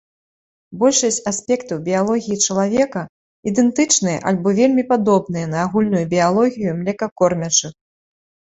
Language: Belarusian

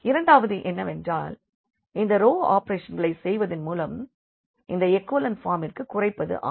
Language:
Tamil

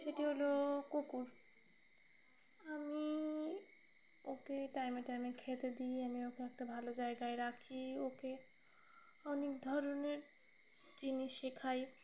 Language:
Bangla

